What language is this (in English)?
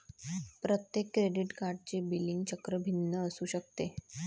Marathi